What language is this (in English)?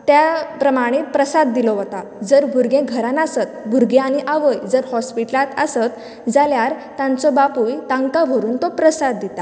Konkani